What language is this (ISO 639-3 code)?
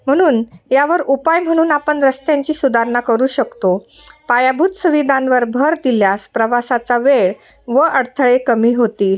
mar